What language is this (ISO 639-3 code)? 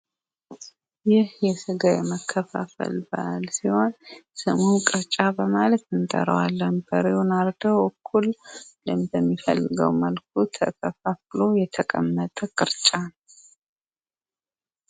amh